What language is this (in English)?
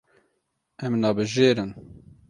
Kurdish